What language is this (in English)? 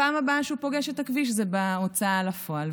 Hebrew